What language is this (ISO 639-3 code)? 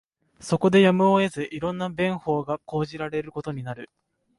jpn